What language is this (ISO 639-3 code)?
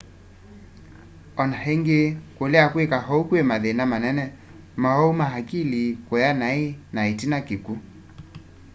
kam